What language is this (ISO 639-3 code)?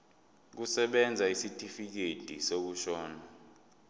zul